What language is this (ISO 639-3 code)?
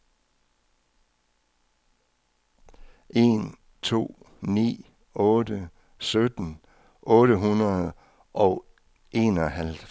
dan